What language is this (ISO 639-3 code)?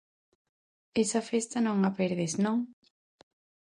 glg